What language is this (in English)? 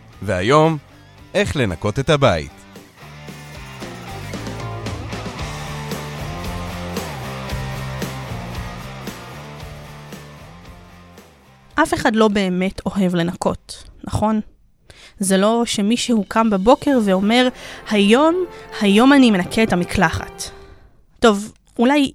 Hebrew